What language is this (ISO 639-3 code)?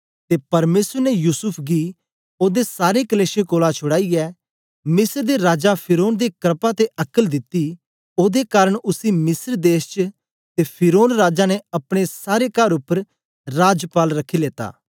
doi